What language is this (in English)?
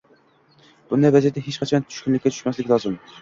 Uzbek